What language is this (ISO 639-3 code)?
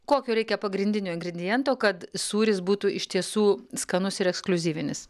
lit